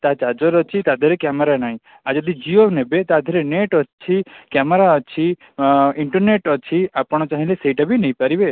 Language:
Odia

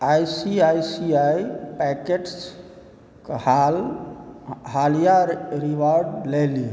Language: Maithili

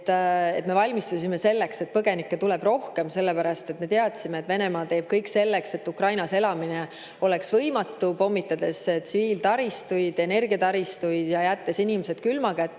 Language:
Estonian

